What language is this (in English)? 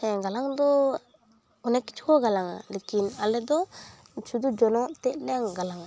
Santali